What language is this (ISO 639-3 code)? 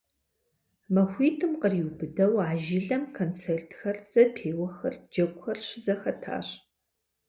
kbd